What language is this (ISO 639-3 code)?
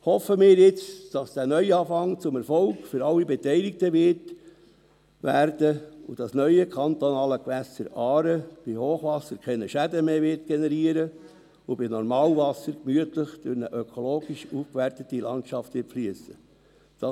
gsw